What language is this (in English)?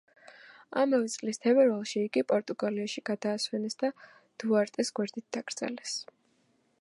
Georgian